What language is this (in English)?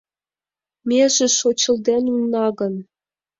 Mari